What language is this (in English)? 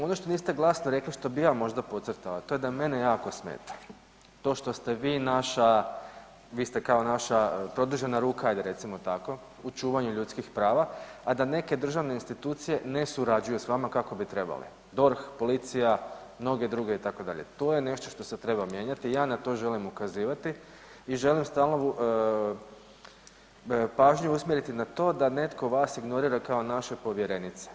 Croatian